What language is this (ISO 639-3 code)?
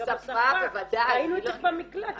heb